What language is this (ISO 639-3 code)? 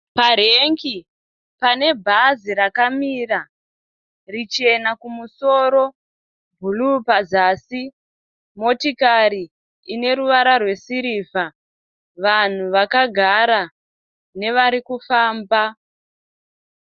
sna